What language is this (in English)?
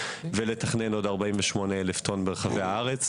Hebrew